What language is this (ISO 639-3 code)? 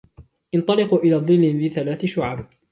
ara